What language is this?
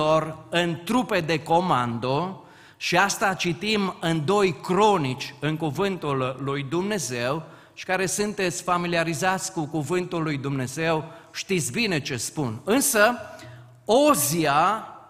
Romanian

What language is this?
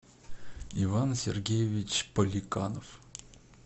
Russian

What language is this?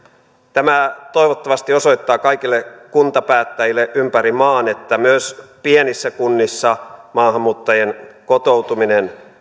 Finnish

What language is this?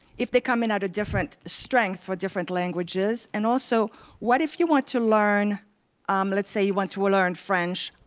English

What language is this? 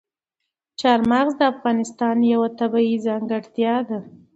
Pashto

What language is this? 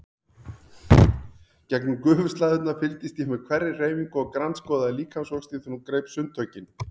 Icelandic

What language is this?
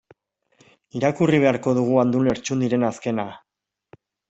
Basque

